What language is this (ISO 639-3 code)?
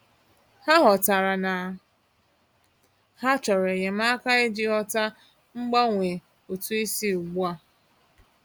ibo